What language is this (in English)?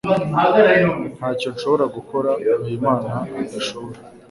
Kinyarwanda